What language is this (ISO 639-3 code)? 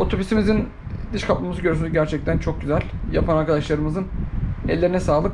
tur